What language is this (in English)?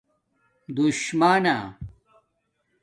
Domaaki